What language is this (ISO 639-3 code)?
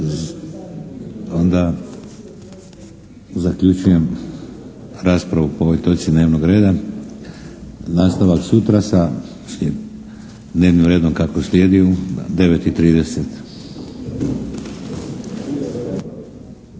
hrv